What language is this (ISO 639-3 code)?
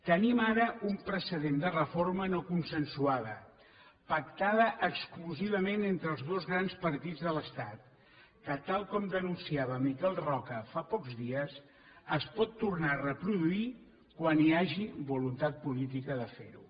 cat